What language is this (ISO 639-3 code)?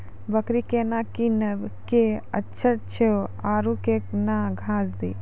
mai